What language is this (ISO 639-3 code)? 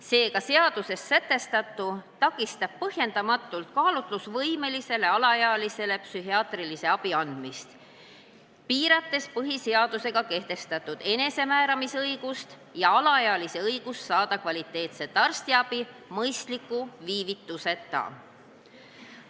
est